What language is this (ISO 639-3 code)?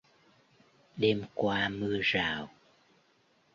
vie